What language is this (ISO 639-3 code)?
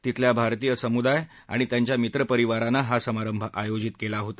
mar